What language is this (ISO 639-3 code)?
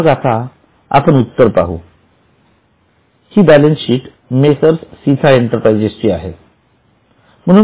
mar